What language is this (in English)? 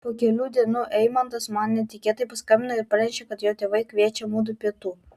Lithuanian